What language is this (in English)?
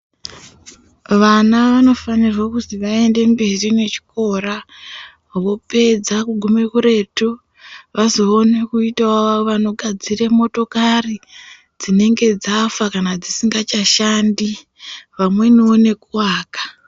Ndau